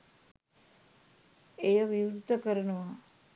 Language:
Sinhala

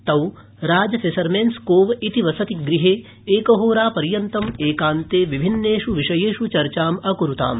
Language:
Sanskrit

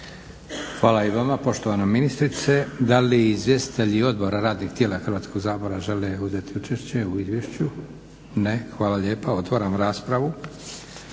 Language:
Croatian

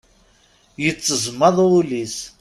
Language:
Kabyle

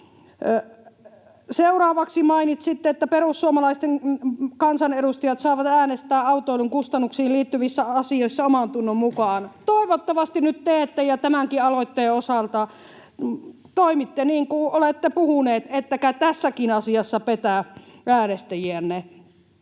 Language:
Finnish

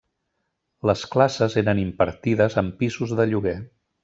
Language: Catalan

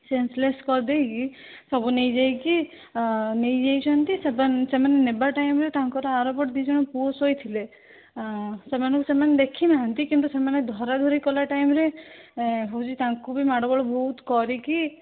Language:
Odia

